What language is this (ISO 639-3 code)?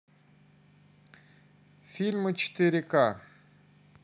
rus